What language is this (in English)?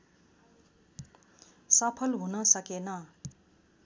Nepali